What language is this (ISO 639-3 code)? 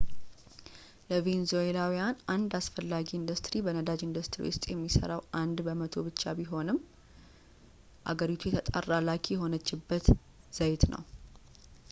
amh